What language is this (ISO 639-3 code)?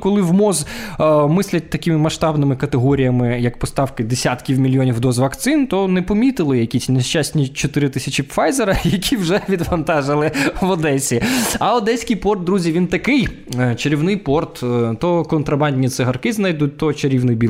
ukr